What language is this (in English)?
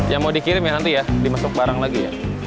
Indonesian